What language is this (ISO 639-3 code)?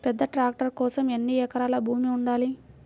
tel